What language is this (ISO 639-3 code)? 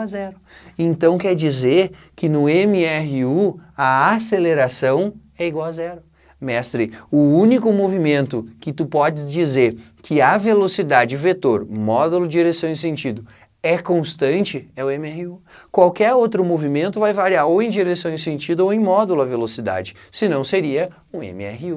por